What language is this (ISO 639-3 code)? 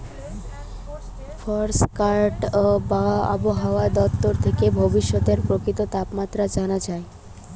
ben